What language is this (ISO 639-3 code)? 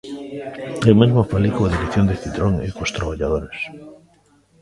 glg